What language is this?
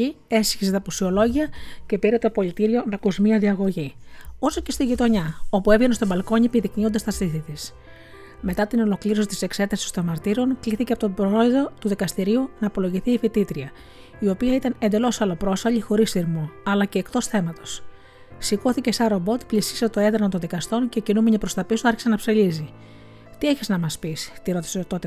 Greek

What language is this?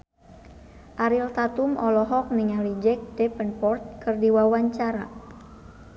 Sundanese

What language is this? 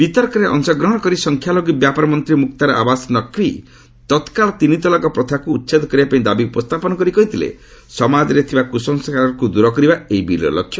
Odia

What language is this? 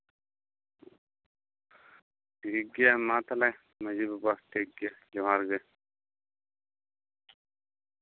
Santali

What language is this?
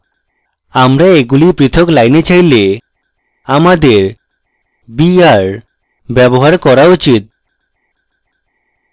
Bangla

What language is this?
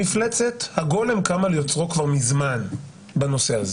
Hebrew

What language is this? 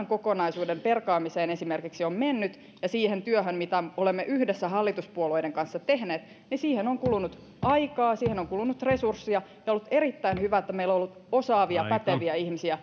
Finnish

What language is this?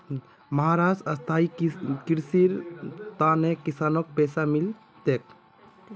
Magahi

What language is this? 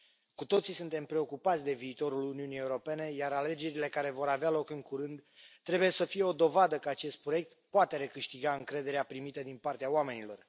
Romanian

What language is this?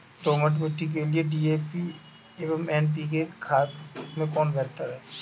Hindi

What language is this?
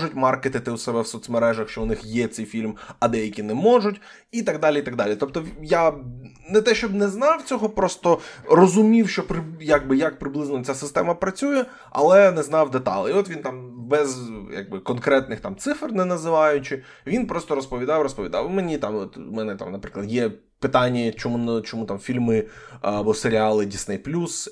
Ukrainian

